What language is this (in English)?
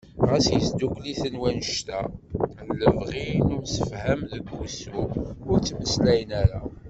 Kabyle